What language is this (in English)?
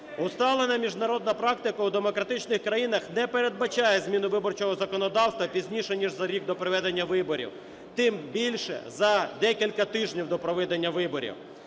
Ukrainian